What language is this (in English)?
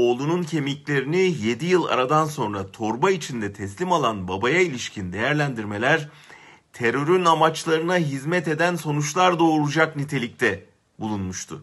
Turkish